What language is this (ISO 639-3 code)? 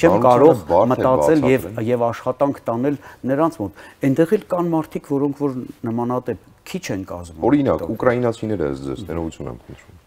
ron